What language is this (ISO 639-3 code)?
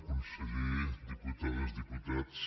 cat